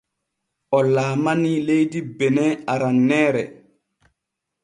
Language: Borgu Fulfulde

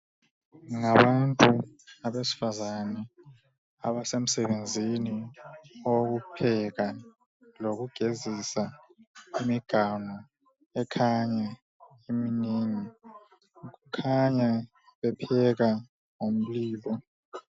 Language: North Ndebele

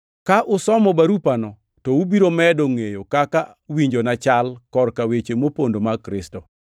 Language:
Luo (Kenya and Tanzania)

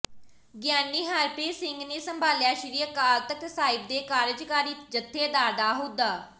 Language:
Punjabi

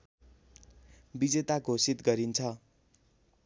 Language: Nepali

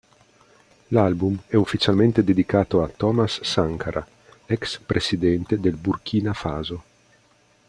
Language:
Italian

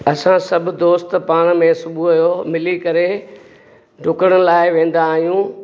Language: Sindhi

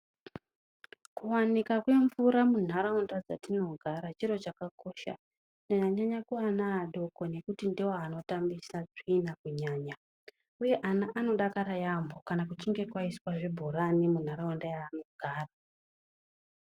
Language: Ndau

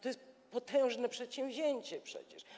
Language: Polish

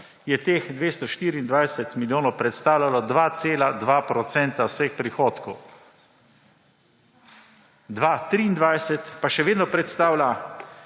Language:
Slovenian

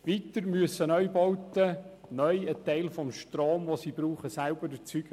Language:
Swiss German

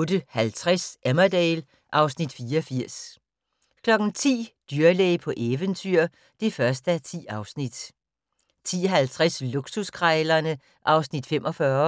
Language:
Danish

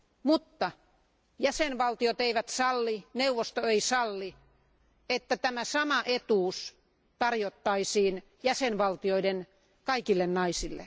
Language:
Finnish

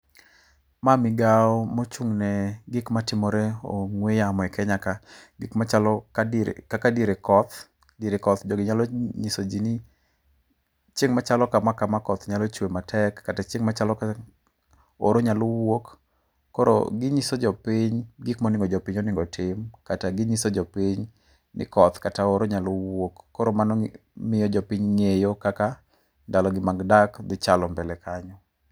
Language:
Luo (Kenya and Tanzania)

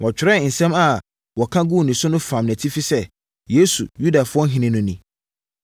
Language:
Akan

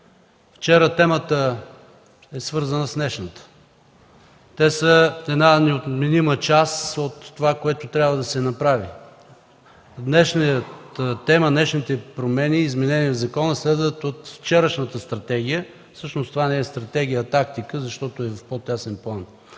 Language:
Bulgarian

